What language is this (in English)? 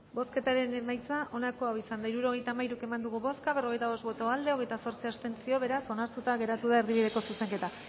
Basque